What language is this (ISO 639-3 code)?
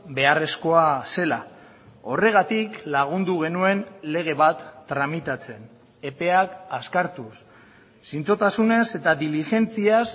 eus